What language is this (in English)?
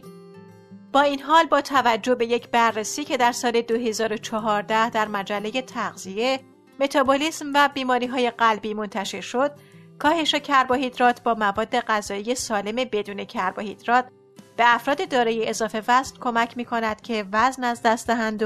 Persian